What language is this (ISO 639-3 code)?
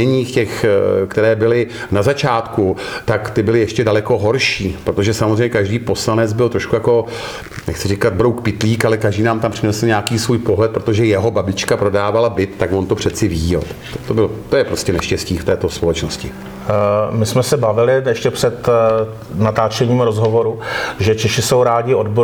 ces